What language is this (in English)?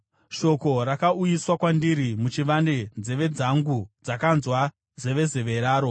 Shona